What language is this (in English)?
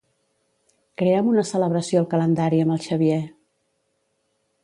Catalan